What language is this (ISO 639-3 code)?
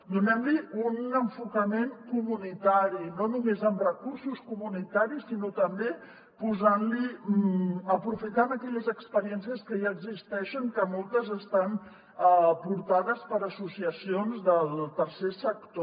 cat